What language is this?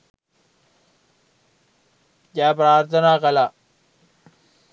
Sinhala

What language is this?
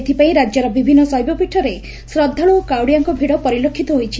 Odia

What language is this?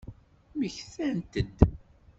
Kabyle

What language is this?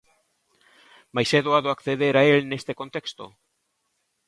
Galician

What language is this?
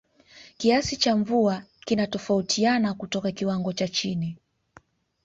Swahili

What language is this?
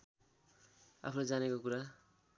Nepali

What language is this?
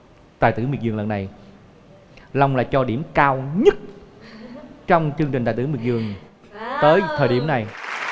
Vietnamese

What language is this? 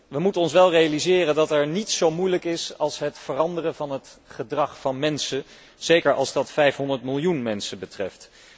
Dutch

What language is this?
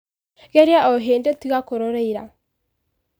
Kikuyu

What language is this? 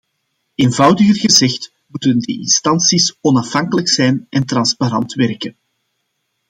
Dutch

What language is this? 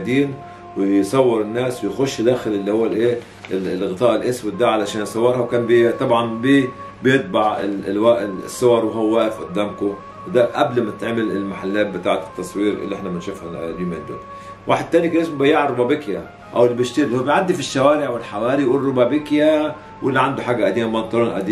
Arabic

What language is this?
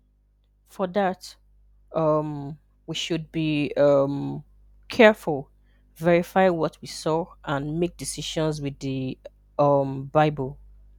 Igbo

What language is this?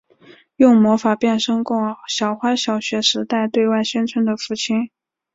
Chinese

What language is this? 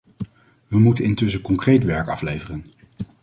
Dutch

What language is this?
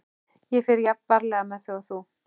Icelandic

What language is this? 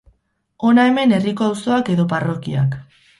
Basque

